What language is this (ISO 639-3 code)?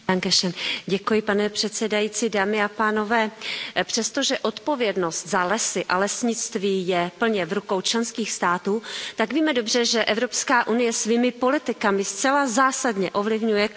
ces